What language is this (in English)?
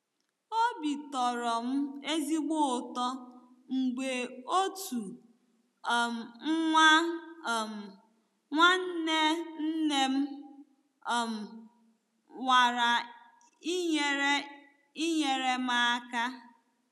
Igbo